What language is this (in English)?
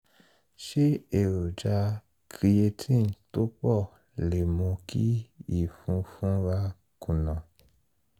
Yoruba